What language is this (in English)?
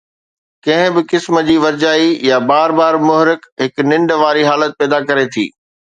Sindhi